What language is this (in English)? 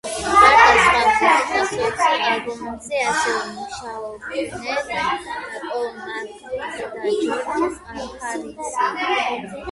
Georgian